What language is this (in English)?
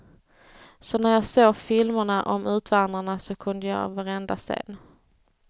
Swedish